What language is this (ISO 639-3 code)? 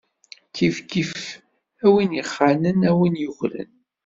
kab